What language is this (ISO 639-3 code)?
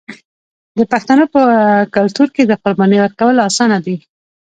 pus